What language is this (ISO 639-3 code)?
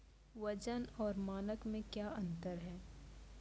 mai